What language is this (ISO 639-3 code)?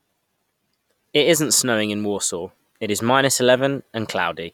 eng